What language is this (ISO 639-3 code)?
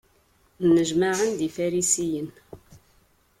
kab